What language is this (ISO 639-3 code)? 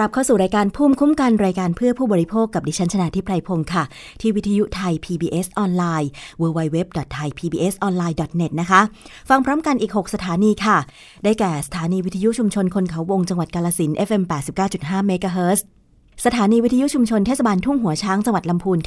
tha